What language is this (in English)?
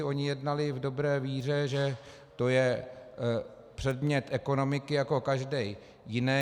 Czech